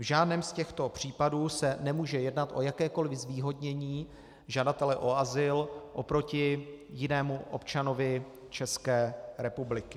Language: Czech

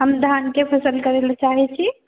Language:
Maithili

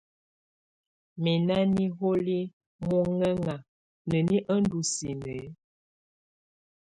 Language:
Tunen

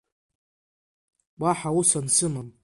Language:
Abkhazian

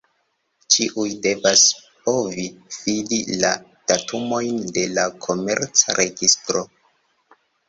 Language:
Esperanto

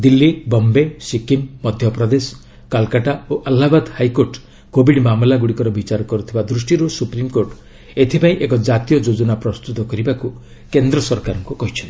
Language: Odia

